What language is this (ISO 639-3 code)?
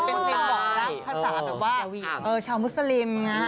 tha